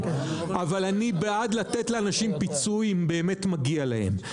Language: Hebrew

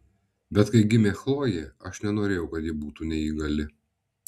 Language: Lithuanian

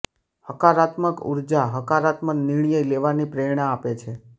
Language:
Gujarati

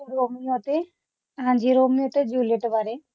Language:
Punjabi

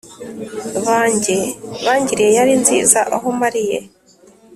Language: Kinyarwanda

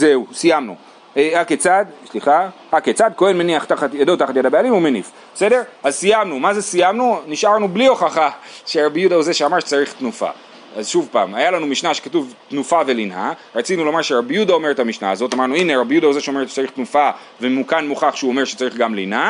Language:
Hebrew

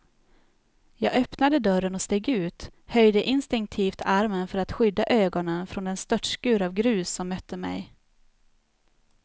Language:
Swedish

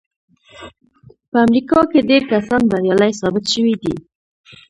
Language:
Pashto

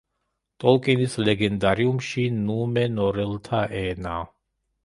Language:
Georgian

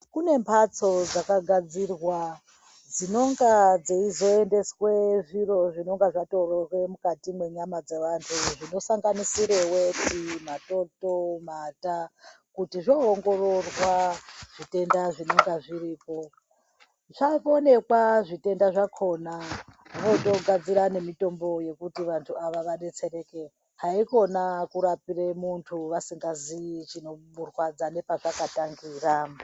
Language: Ndau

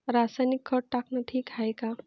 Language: Marathi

